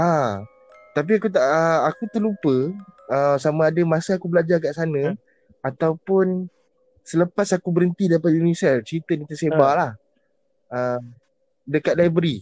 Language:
Malay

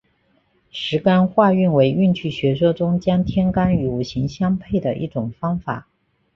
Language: Chinese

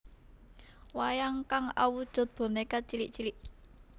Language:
Javanese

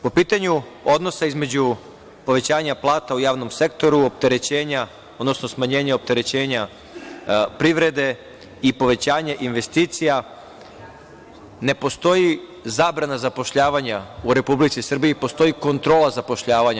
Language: Serbian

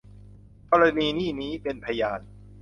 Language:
Thai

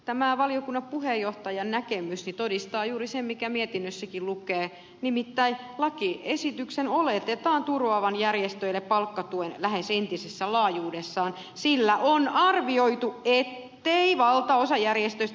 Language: Finnish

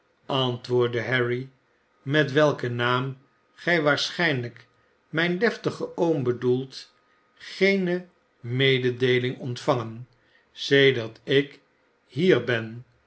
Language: Dutch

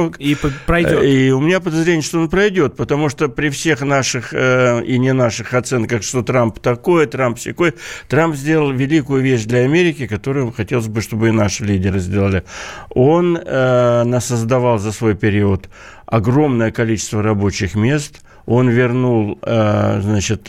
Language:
Russian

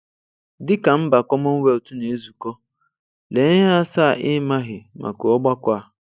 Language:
Igbo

